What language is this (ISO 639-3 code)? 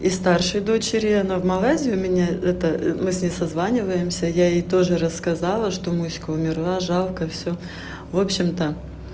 rus